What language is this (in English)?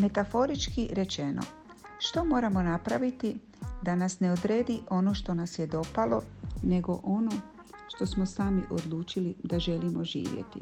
Croatian